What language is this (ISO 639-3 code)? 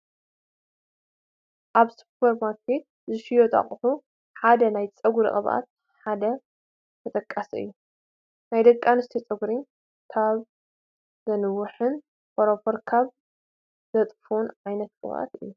tir